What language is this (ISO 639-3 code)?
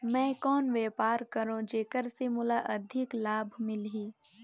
hne